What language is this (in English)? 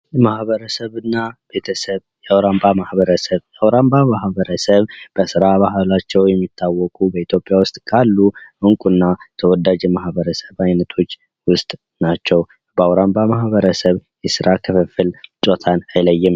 Amharic